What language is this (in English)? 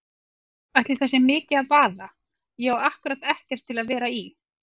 Icelandic